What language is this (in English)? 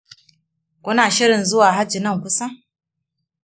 Hausa